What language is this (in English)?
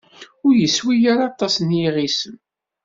Kabyle